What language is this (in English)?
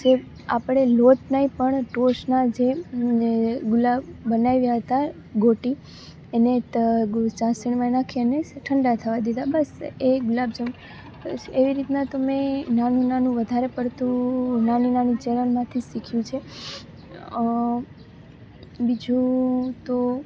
Gujarati